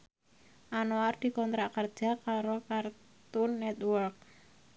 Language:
Javanese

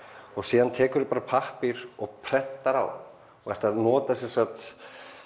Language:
Icelandic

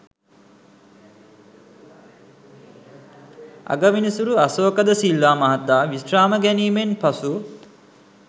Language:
Sinhala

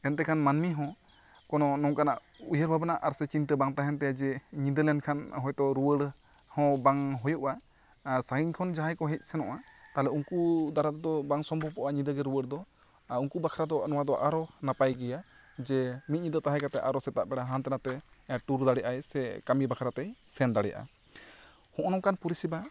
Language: Santali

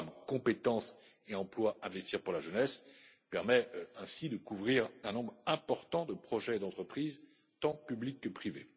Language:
French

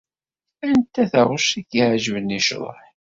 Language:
Kabyle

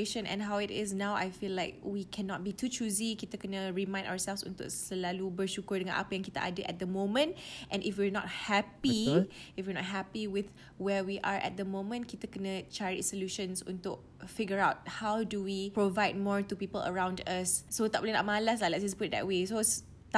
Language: Malay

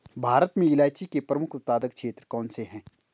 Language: Hindi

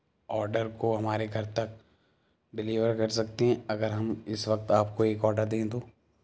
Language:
Urdu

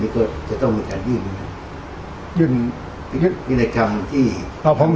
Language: Thai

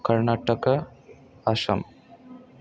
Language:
Bodo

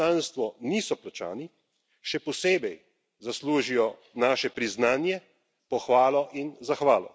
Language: Slovenian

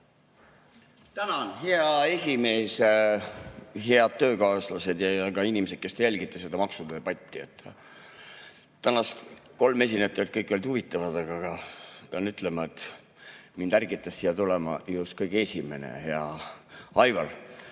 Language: Estonian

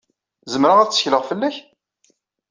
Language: Kabyle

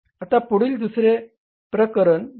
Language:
Marathi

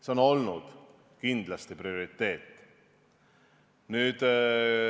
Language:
Estonian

